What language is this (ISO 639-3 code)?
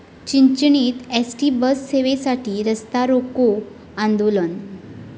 mar